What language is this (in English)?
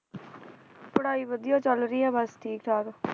Punjabi